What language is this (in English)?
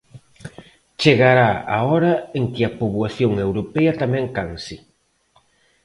Galician